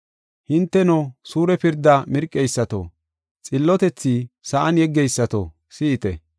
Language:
Gofa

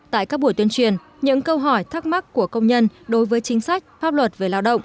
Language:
Vietnamese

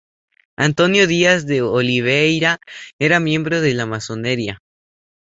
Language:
Spanish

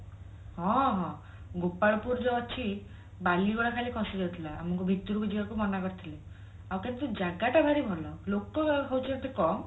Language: Odia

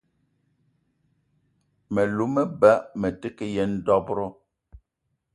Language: Eton (Cameroon)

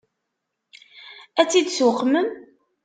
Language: Kabyle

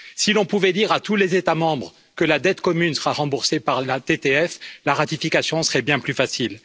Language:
French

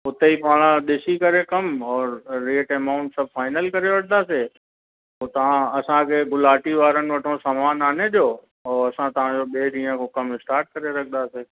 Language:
Sindhi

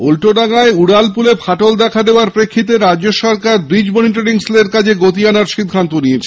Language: Bangla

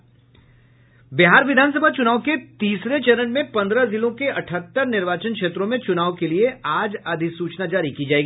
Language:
Hindi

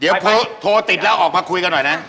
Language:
Thai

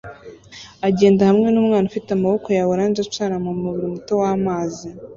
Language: Kinyarwanda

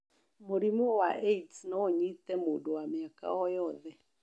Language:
Kikuyu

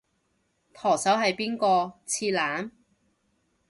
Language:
Cantonese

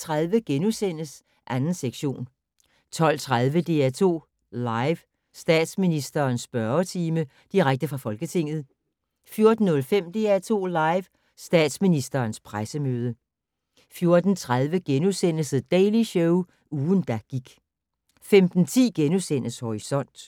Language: Danish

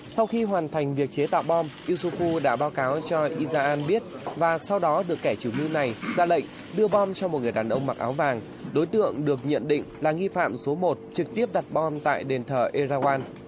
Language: Vietnamese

